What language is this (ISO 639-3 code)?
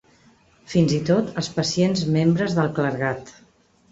cat